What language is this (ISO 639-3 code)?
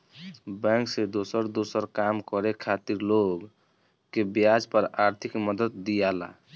bho